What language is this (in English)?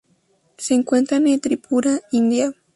Spanish